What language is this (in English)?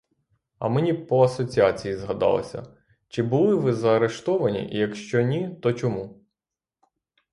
Ukrainian